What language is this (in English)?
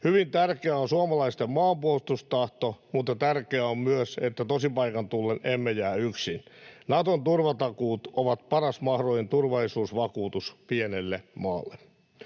Finnish